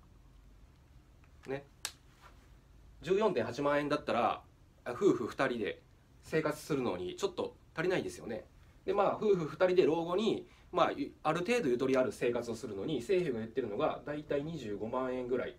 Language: Japanese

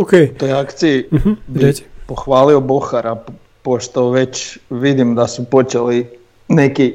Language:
Croatian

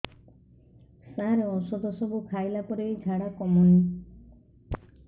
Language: Odia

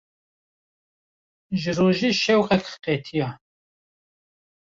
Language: Kurdish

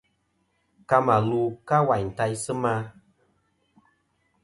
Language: Kom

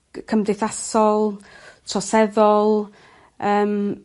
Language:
Welsh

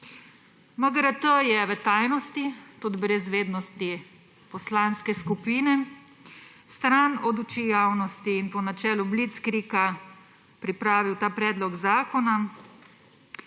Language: Slovenian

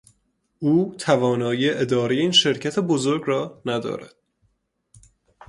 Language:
Persian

